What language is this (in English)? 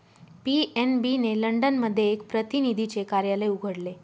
Marathi